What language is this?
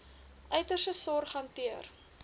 Afrikaans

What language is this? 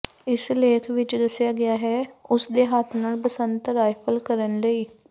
Punjabi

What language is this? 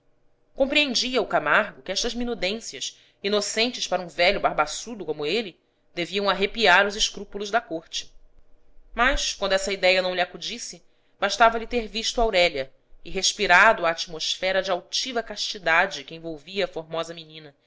Portuguese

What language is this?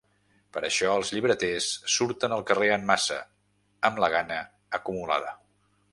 Catalan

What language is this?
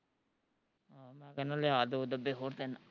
Punjabi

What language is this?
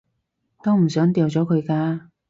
Cantonese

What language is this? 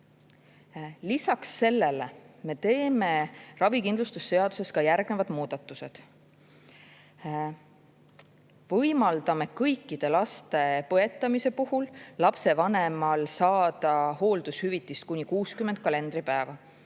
Estonian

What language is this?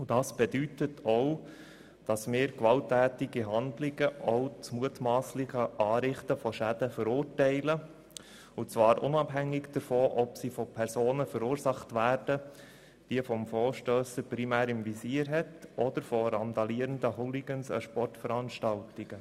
Swiss German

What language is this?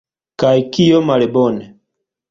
Esperanto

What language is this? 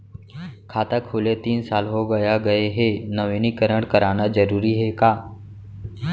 Chhattisgarhi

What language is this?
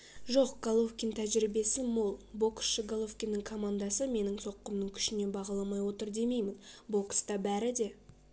Kazakh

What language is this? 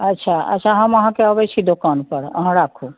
Maithili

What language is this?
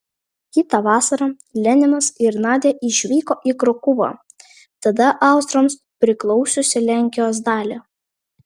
Lithuanian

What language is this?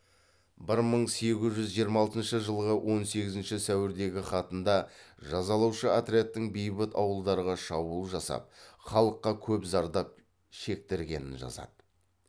Kazakh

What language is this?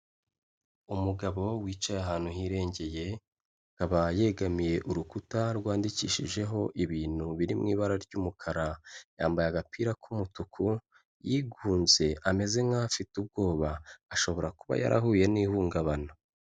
Kinyarwanda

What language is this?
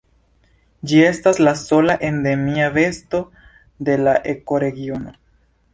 Esperanto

